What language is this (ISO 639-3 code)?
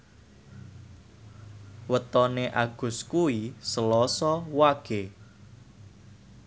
jav